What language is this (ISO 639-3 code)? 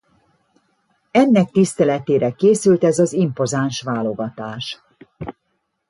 hun